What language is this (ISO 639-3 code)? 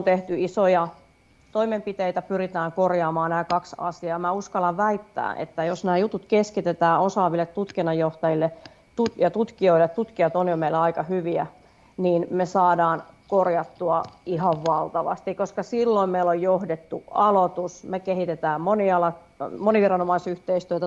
fin